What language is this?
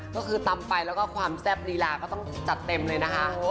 Thai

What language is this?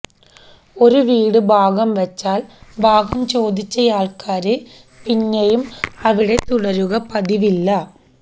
Malayalam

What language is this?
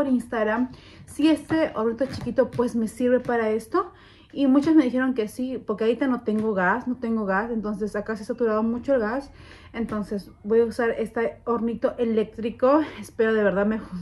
Spanish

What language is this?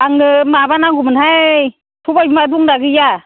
Bodo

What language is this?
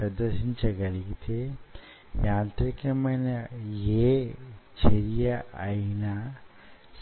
Telugu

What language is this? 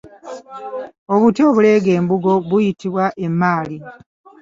Ganda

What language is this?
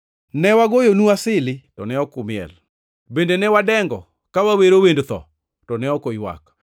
Luo (Kenya and Tanzania)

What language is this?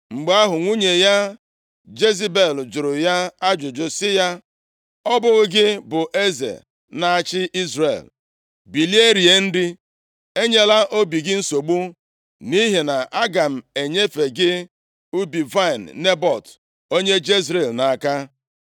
Igbo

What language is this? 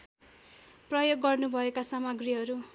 Nepali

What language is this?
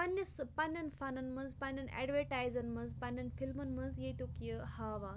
Kashmiri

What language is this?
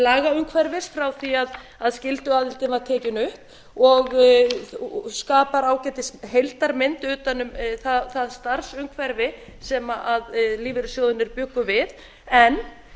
Icelandic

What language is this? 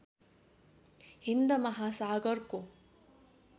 Nepali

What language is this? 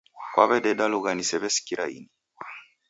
Taita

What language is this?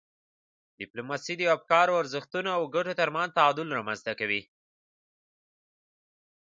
Pashto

